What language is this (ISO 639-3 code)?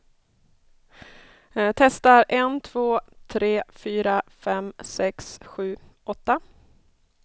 swe